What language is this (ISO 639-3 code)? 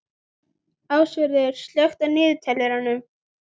isl